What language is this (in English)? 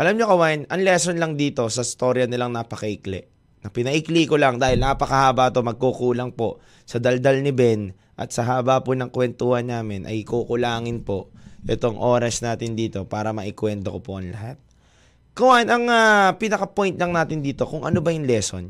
Filipino